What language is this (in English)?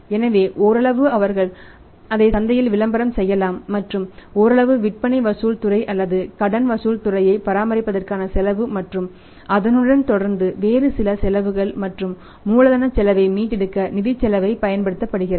Tamil